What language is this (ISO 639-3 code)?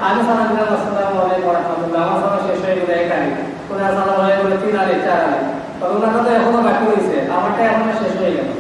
ind